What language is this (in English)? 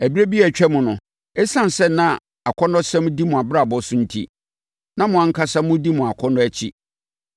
Akan